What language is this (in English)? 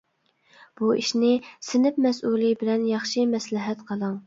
Uyghur